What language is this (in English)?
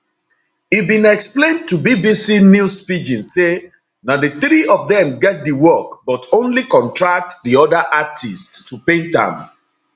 Nigerian Pidgin